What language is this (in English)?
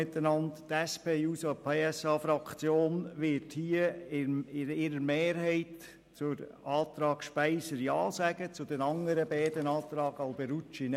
Swiss German